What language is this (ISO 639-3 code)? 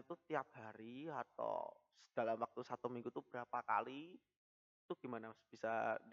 ind